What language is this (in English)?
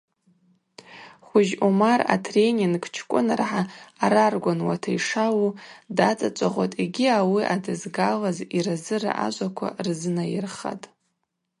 Abaza